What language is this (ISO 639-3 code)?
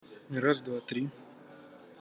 rus